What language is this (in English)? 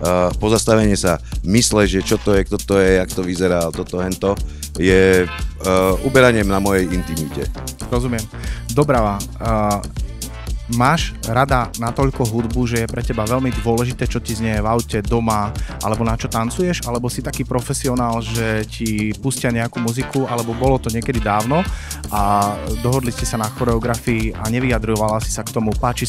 Slovak